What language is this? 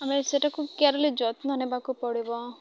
Odia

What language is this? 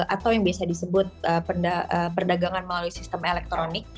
Indonesian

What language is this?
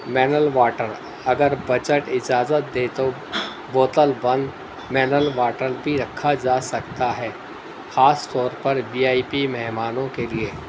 Urdu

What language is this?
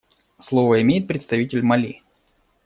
Russian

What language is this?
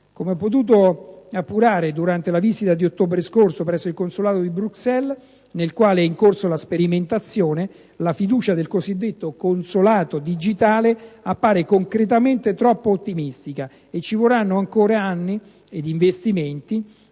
Italian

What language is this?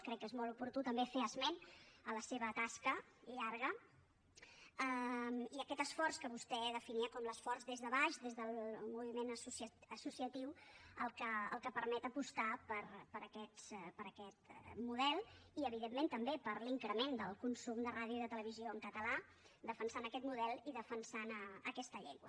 Catalan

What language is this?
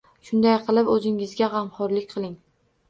Uzbek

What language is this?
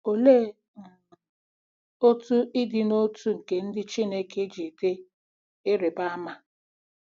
Igbo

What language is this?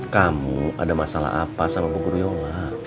Indonesian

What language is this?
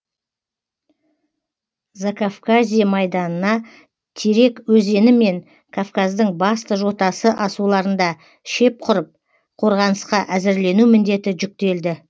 Kazakh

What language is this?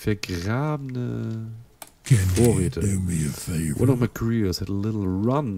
German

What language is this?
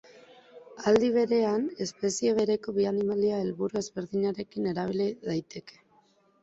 Basque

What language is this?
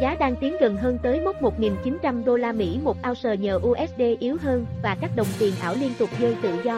Vietnamese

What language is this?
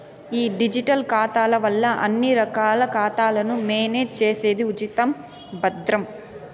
Telugu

